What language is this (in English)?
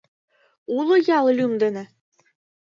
Mari